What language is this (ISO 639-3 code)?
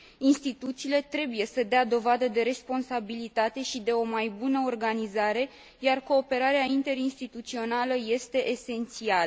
ron